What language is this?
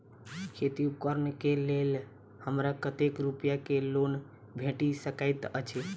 Maithili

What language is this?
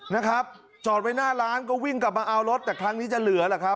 Thai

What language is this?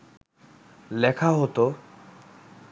Bangla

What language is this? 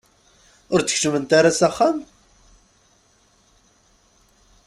Kabyle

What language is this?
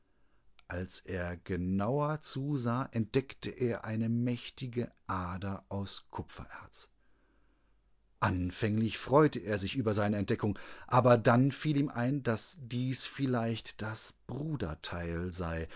German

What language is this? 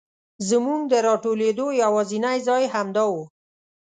Pashto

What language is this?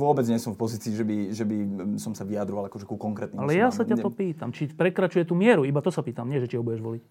Slovak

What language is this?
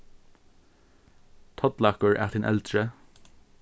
Faroese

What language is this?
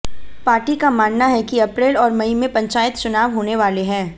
Hindi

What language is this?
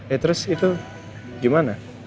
Indonesian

